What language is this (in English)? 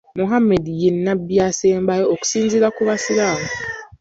Ganda